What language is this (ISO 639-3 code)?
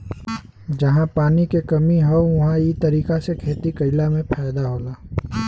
bho